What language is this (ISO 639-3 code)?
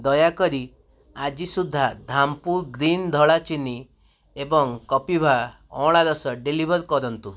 ori